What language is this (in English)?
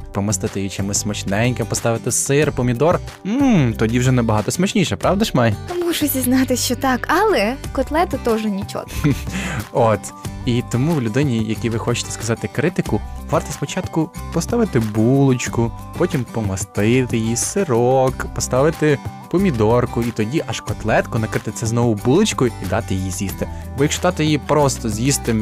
Ukrainian